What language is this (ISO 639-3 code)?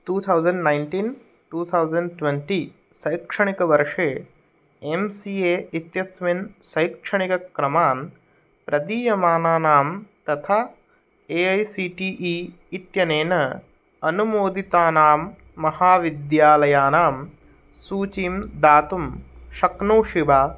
san